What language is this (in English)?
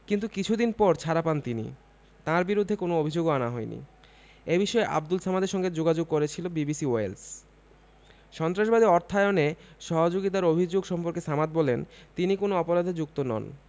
Bangla